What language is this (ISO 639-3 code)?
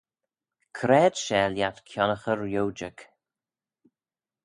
glv